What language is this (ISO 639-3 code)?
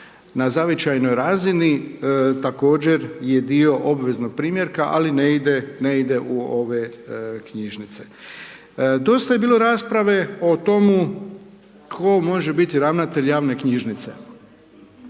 hrv